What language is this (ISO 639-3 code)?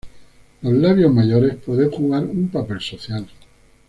spa